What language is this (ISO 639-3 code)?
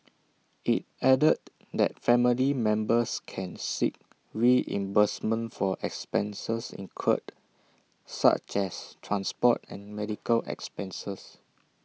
eng